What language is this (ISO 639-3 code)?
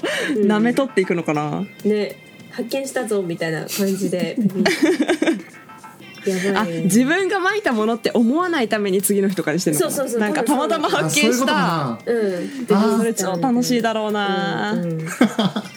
jpn